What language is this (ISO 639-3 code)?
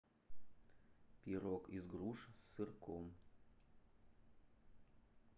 rus